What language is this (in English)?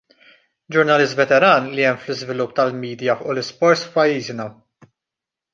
Maltese